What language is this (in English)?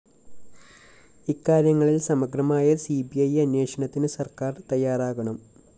Malayalam